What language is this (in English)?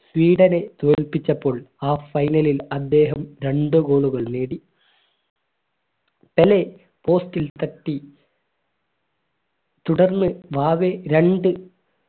Malayalam